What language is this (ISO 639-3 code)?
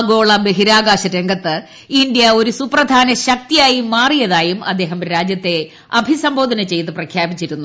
mal